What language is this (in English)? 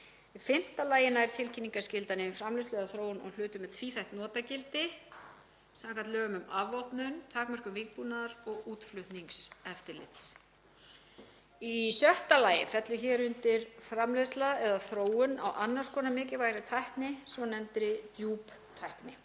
Icelandic